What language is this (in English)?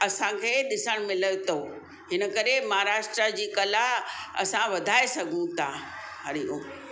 Sindhi